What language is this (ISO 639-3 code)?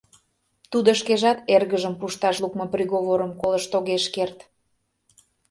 chm